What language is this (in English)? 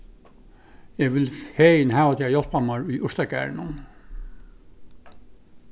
Faroese